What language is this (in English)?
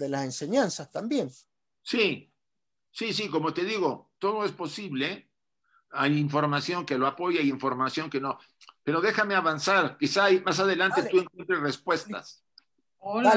Spanish